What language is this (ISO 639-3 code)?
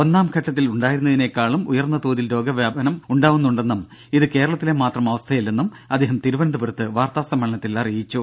mal